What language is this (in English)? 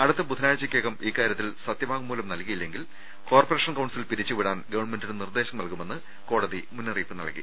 Malayalam